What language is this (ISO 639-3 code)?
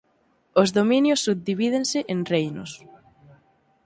glg